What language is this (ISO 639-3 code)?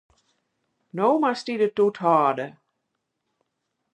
fry